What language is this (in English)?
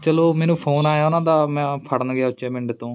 Punjabi